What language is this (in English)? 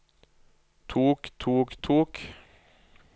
Norwegian